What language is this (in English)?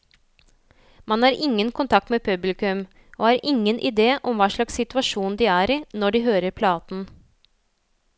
Norwegian